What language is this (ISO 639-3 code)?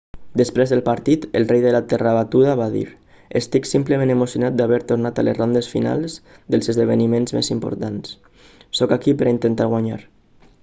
cat